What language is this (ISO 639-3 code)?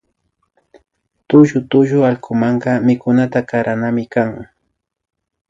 qvi